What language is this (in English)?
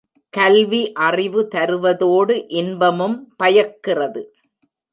Tamil